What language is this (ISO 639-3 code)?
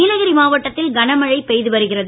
tam